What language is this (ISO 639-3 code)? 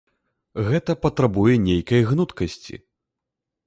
bel